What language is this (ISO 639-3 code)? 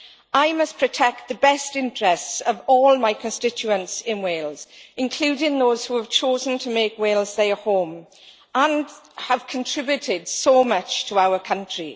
eng